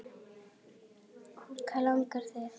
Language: Icelandic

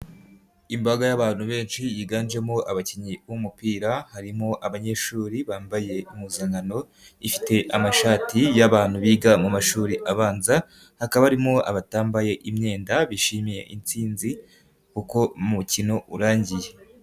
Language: Kinyarwanda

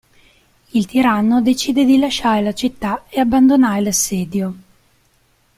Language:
Italian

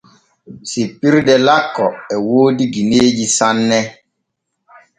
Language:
Borgu Fulfulde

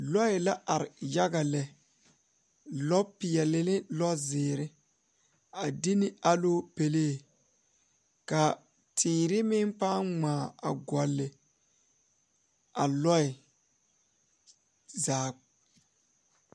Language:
Southern Dagaare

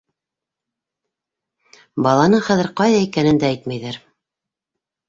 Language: Bashkir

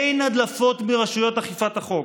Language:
Hebrew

